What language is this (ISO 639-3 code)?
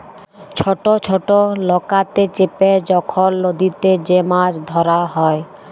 ben